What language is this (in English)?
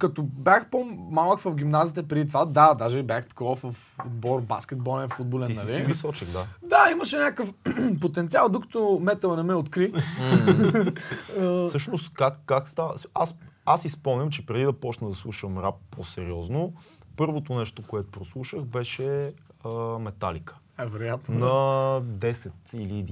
Bulgarian